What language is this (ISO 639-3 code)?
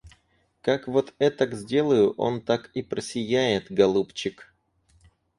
rus